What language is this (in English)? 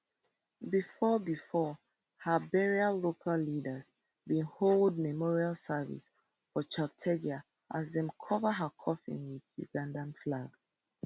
Nigerian Pidgin